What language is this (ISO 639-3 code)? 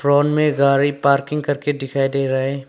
hin